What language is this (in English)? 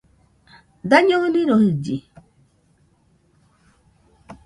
Nüpode Huitoto